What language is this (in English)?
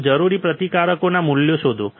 Gujarati